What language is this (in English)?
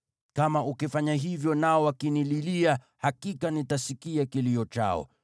Swahili